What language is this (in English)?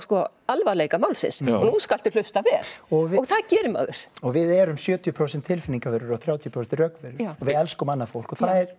Icelandic